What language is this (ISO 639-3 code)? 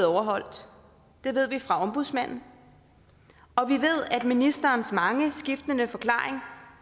dan